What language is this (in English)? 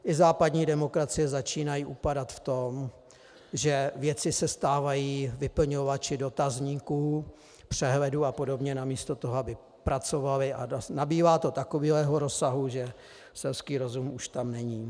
Czech